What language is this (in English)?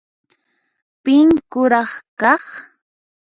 Puno Quechua